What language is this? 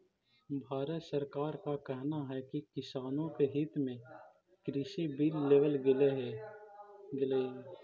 Magahi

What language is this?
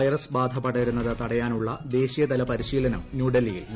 Malayalam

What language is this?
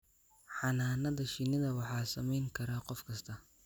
Somali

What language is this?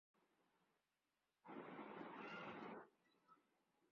Urdu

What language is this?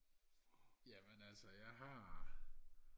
Danish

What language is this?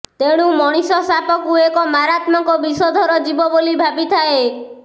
Odia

